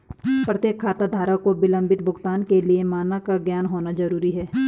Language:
Hindi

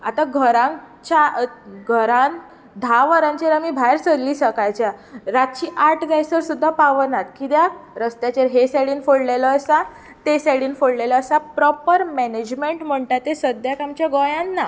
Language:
Konkani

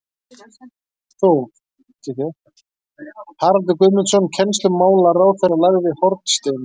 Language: Icelandic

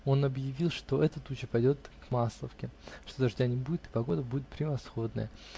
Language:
Russian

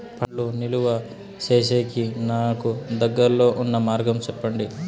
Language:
Telugu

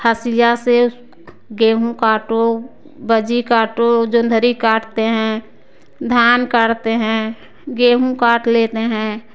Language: Hindi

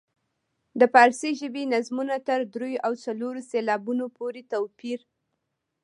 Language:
Pashto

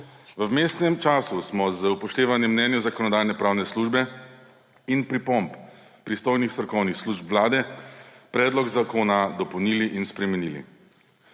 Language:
Slovenian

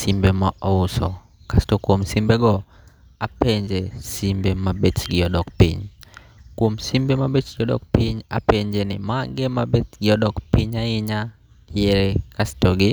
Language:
Luo (Kenya and Tanzania)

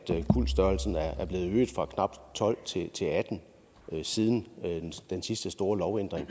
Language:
Danish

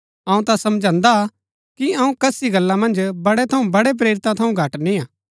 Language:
Gaddi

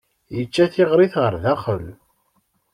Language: Kabyle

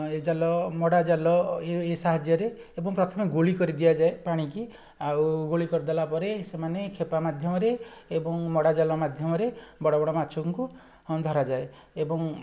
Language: Odia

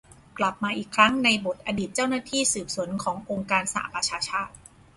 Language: Thai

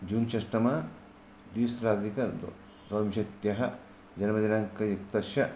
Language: Sanskrit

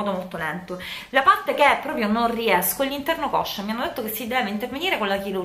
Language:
Italian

